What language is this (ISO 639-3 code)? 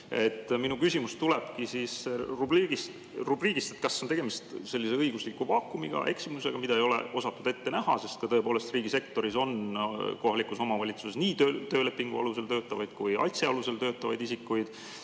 est